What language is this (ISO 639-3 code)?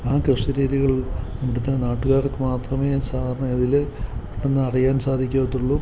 mal